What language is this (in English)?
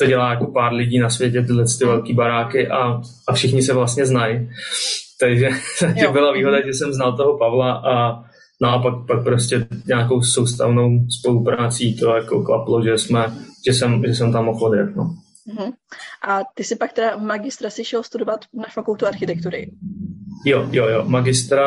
Czech